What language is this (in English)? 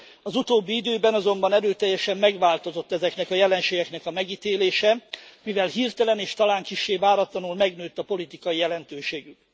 Hungarian